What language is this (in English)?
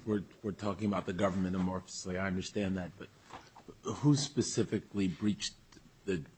English